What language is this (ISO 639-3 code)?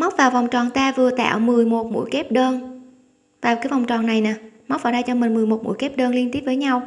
vie